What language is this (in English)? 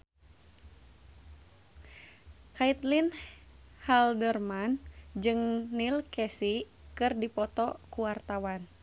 Sundanese